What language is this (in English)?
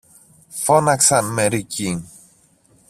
Greek